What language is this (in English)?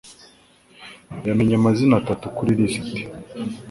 Kinyarwanda